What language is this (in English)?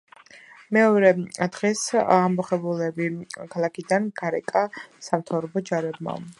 Georgian